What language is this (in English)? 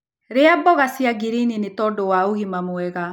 Kikuyu